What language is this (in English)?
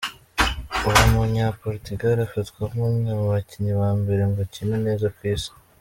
Kinyarwanda